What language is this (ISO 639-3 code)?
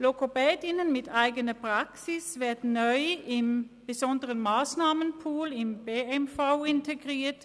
gsw